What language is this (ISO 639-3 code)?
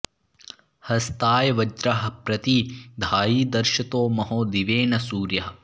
san